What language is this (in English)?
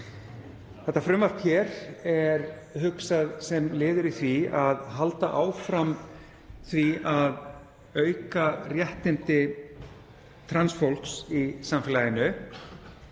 Icelandic